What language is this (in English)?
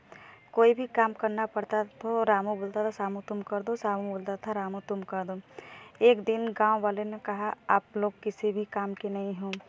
Hindi